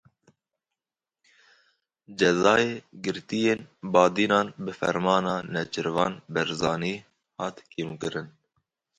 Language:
Kurdish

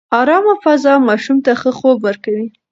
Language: Pashto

